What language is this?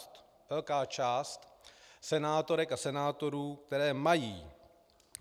Czech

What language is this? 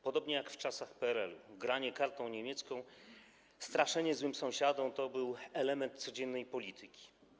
Polish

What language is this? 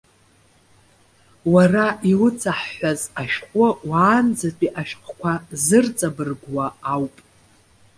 Abkhazian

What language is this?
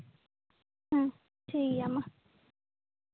Santali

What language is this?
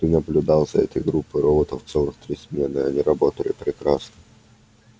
Russian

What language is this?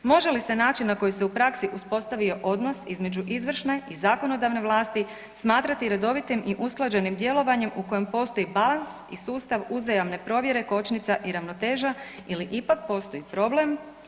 Croatian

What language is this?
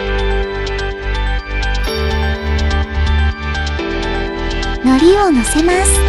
Japanese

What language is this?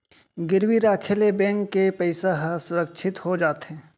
Chhattisgarhi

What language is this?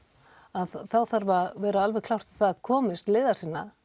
Icelandic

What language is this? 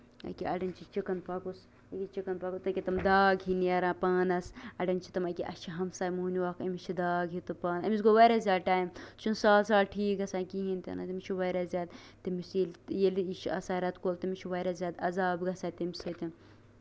Kashmiri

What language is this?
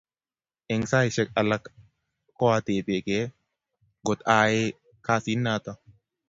Kalenjin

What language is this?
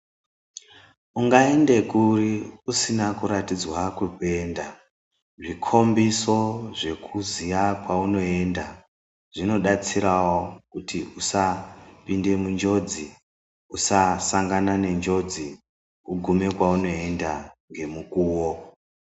Ndau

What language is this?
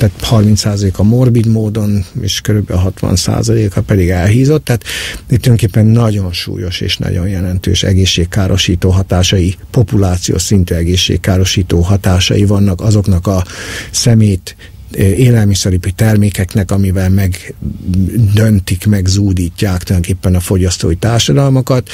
Hungarian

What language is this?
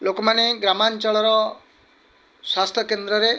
Odia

